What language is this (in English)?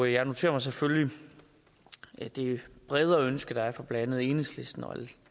Danish